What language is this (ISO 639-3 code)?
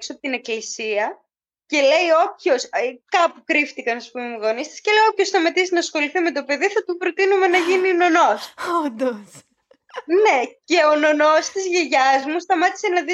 ell